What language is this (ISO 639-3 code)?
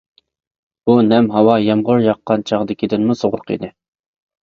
uig